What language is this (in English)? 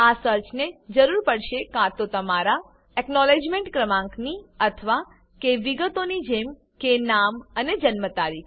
Gujarati